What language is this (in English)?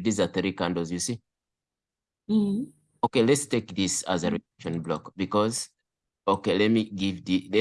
English